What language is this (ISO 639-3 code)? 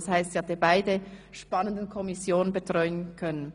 gsw